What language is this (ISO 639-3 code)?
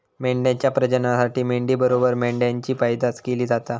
mar